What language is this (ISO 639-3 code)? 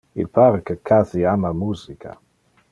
ina